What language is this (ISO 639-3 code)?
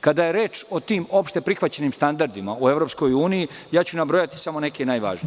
srp